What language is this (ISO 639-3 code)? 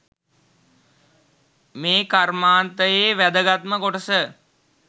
sin